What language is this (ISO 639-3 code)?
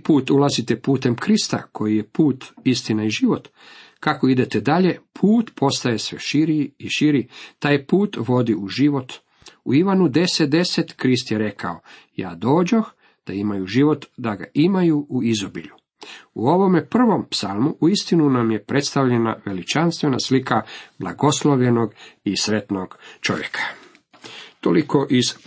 hrv